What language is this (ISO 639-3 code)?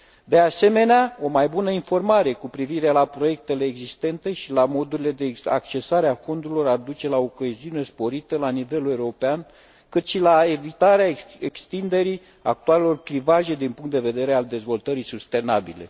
ron